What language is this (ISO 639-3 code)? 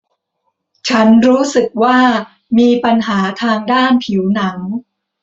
tha